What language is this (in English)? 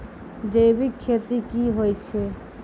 Maithili